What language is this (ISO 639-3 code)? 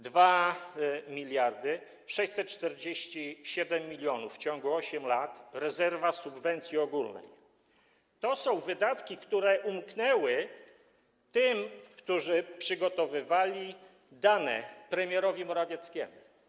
pol